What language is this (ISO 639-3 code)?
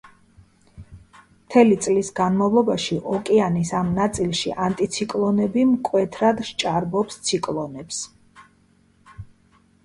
kat